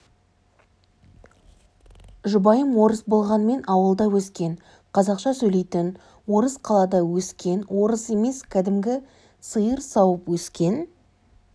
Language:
Kazakh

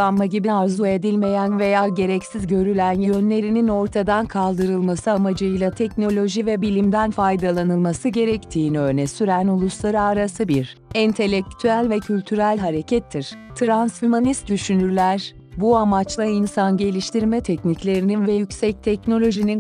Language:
Turkish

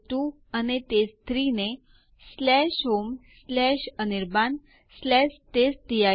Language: Gujarati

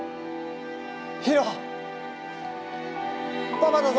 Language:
Japanese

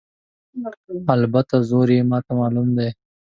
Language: Pashto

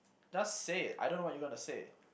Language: English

